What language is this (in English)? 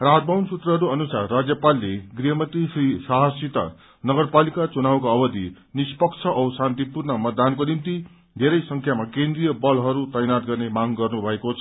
Nepali